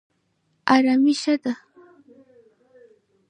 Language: Pashto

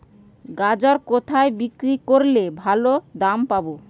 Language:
Bangla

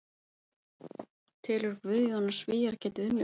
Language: Icelandic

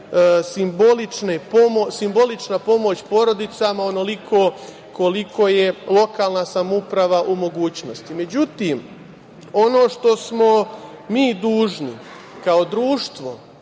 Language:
Serbian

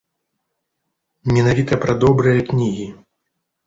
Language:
Belarusian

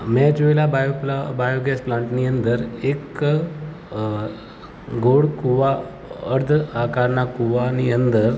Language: Gujarati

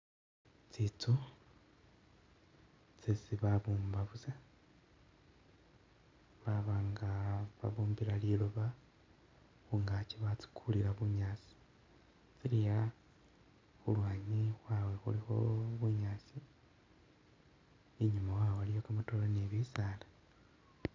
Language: Masaaba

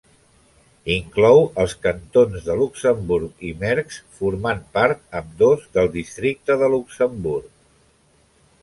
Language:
Catalan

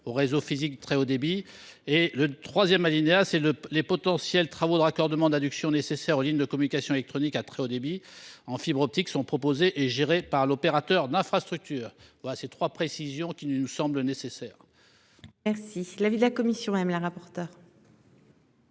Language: French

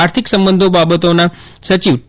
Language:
Gujarati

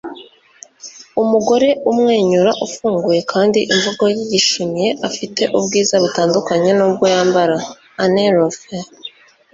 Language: Kinyarwanda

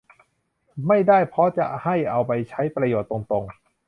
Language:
Thai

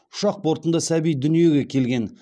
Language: Kazakh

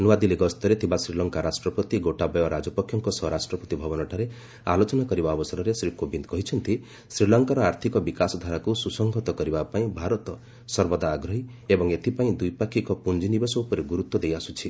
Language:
Odia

